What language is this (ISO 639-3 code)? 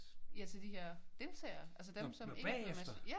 dan